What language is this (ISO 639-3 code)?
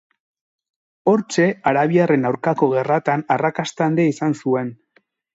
eus